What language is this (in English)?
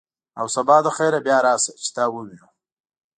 Pashto